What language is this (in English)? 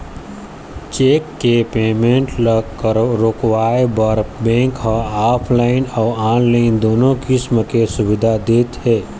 Chhattisgarhi